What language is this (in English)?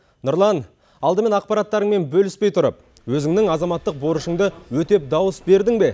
Kazakh